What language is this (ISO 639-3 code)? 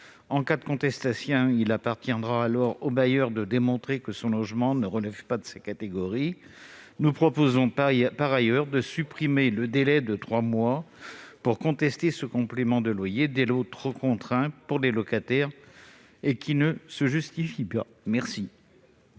fra